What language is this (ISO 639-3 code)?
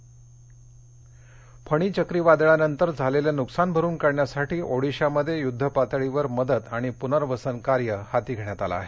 mar